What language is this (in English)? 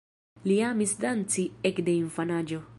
Esperanto